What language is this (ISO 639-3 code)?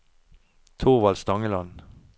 nor